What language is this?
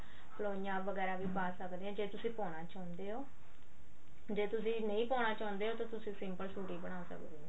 Punjabi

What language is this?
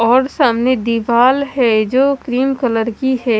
Hindi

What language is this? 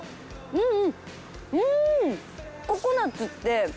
Japanese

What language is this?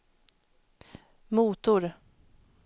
Swedish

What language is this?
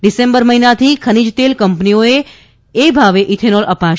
Gujarati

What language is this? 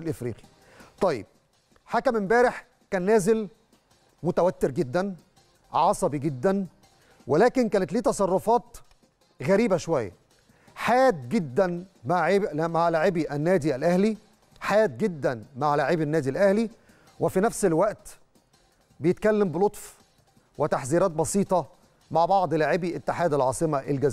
Arabic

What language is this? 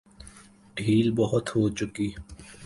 Urdu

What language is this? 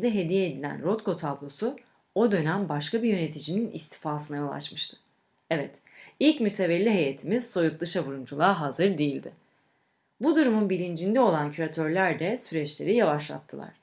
Turkish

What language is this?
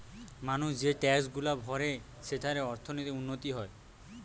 Bangla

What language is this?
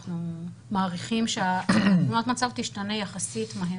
Hebrew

